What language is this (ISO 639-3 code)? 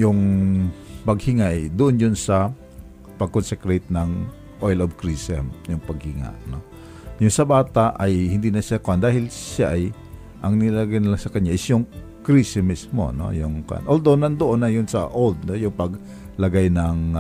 fil